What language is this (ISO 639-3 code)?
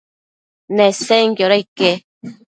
mcf